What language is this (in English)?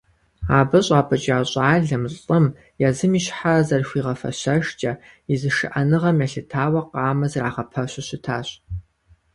Kabardian